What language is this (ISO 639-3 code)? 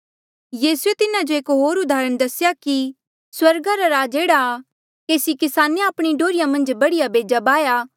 mjl